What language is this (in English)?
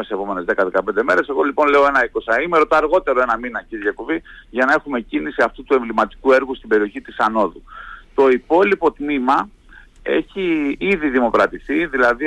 Greek